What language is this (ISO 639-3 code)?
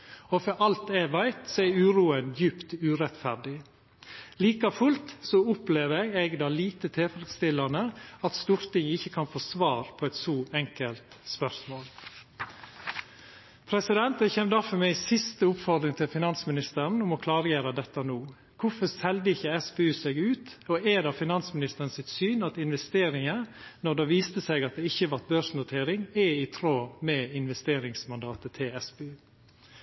nno